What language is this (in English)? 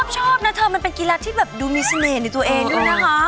Thai